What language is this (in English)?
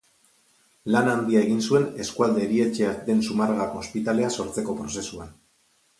Basque